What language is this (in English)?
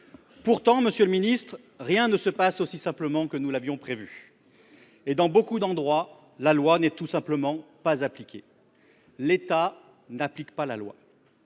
French